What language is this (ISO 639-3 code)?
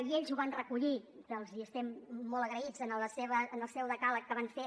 cat